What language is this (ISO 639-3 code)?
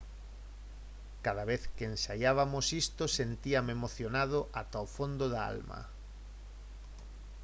glg